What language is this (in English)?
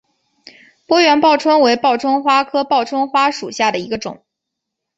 Chinese